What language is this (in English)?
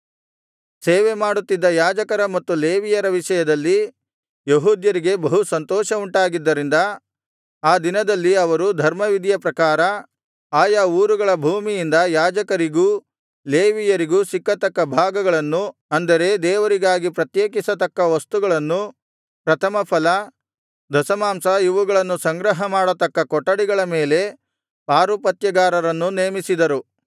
Kannada